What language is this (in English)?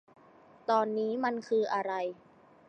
Thai